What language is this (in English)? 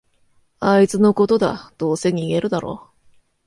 Japanese